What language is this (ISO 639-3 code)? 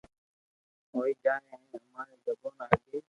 lrk